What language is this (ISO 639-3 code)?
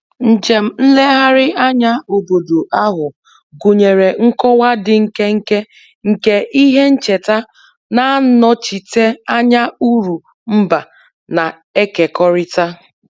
ibo